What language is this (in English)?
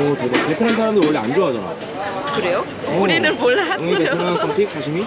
Korean